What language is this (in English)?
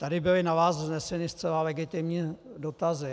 Czech